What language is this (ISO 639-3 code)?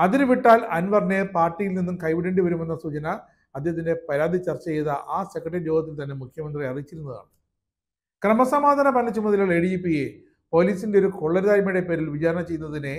mal